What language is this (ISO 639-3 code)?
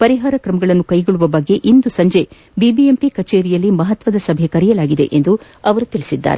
kan